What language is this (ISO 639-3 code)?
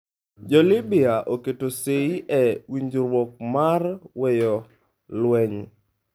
luo